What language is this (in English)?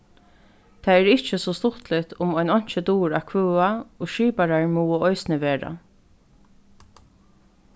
Faroese